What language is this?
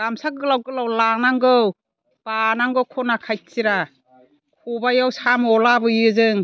Bodo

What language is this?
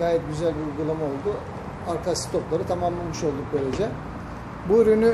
Turkish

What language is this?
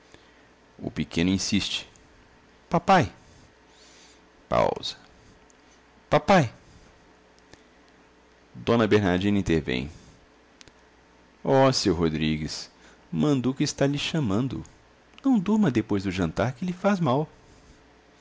Portuguese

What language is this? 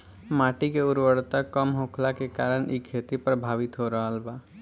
Bhojpuri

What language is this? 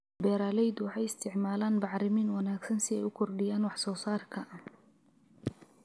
Somali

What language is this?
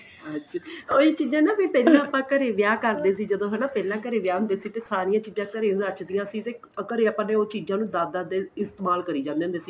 Punjabi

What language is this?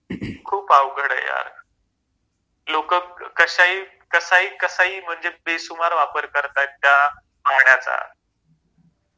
Marathi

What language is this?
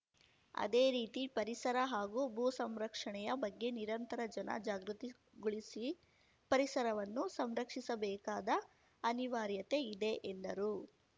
Kannada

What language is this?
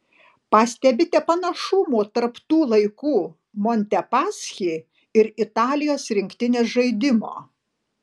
Lithuanian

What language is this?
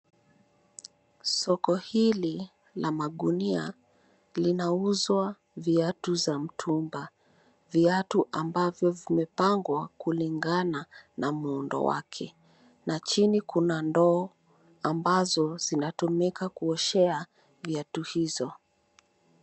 Swahili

